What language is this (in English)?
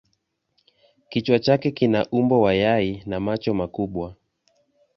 Swahili